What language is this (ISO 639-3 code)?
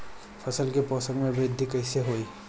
bho